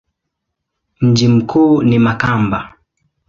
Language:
Swahili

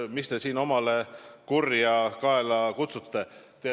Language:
Estonian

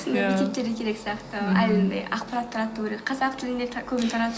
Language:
Kazakh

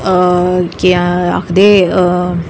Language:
Dogri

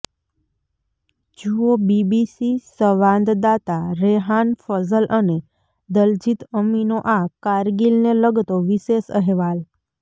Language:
Gujarati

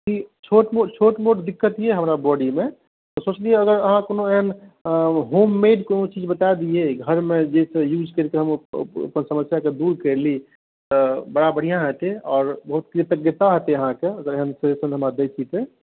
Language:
Maithili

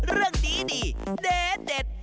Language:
Thai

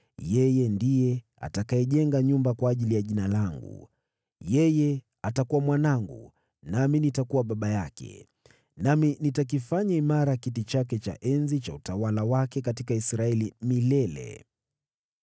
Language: Swahili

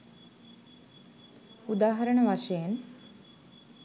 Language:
Sinhala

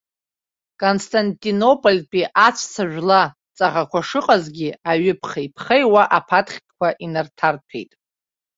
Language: Abkhazian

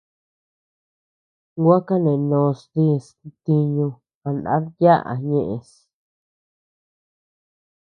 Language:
Tepeuxila Cuicatec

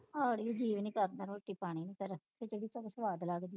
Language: Punjabi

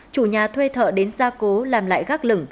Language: Vietnamese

